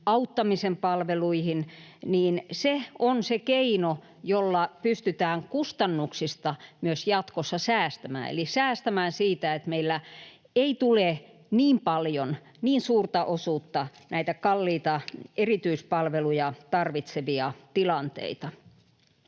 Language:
Finnish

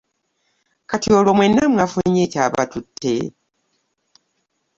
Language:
Ganda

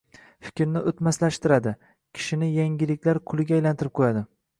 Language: Uzbek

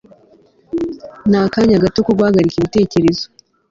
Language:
Kinyarwanda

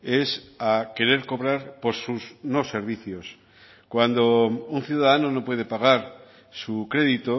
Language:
Spanish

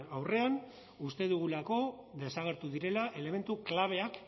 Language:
Basque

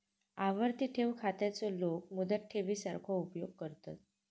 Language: Marathi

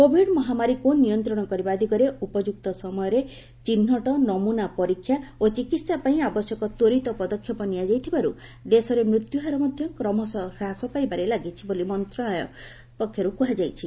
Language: Odia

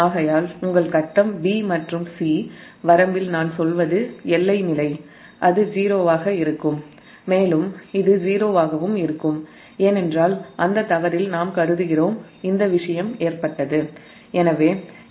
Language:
Tamil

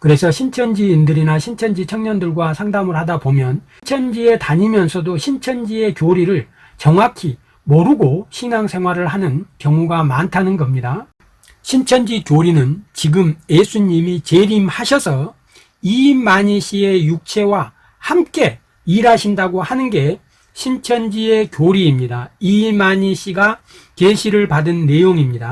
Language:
Korean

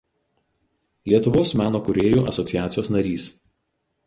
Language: Lithuanian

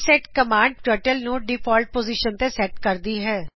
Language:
Punjabi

